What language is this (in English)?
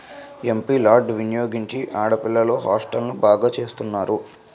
Telugu